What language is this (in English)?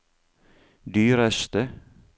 Norwegian